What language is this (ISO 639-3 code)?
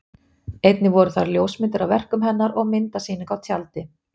isl